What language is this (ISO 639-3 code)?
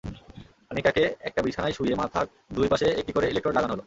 ben